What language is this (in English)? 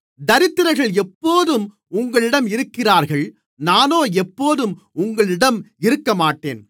Tamil